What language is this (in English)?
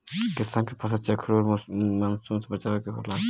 Bhojpuri